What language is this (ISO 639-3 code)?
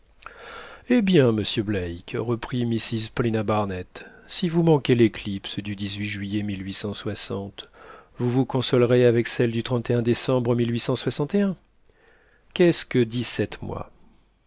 fra